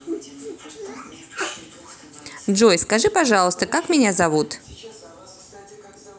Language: Russian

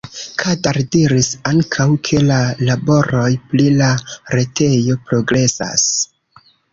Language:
Esperanto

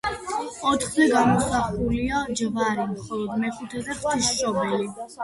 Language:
Georgian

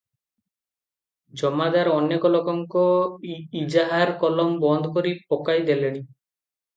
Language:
Odia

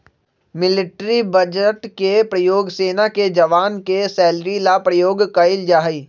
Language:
Magahi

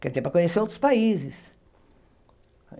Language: Portuguese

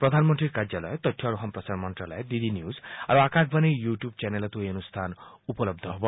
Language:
Assamese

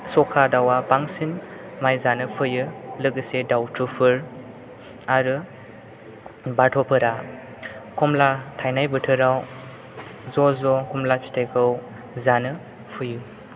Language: Bodo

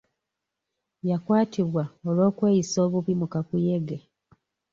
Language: Ganda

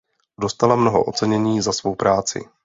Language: Czech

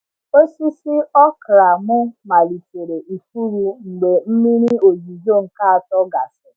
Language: Igbo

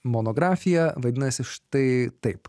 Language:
Lithuanian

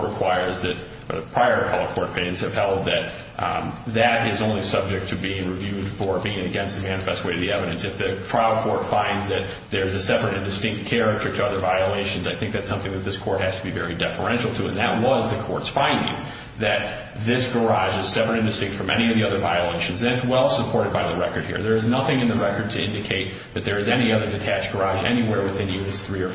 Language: English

